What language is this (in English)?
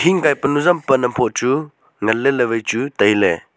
Wancho Naga